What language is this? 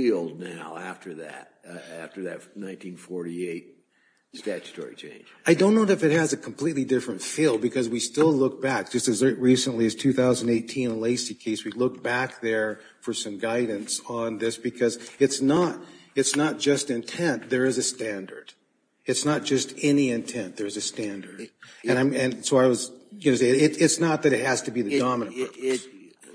English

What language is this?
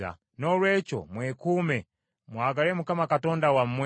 Ganda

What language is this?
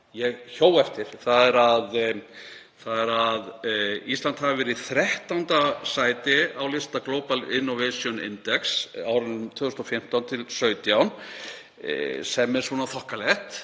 Icelandic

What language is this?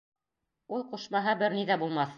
Bashkir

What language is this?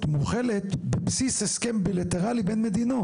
Hebrew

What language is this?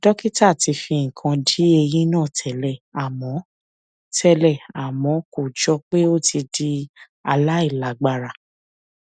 Yoruba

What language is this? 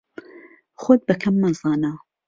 Central Kurdish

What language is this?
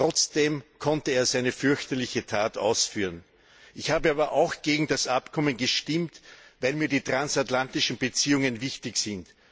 German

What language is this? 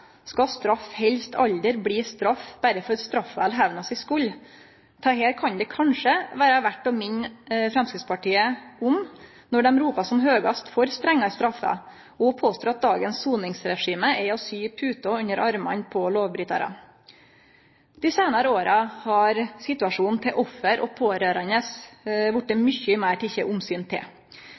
Norwegian Nynorsk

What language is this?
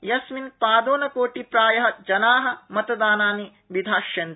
Sanskrit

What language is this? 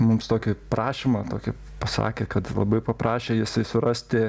Lithuanian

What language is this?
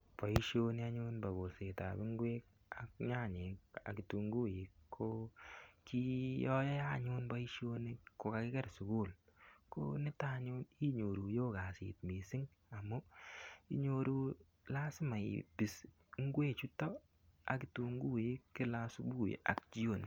Kalenjin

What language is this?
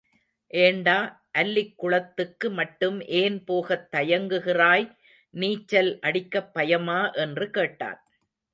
Tamil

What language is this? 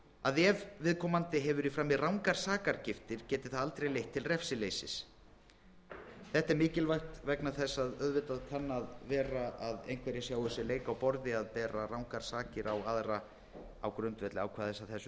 Icelandic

